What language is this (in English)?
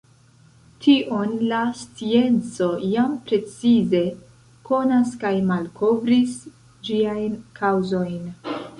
Esperanto